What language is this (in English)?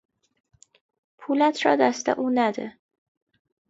Persian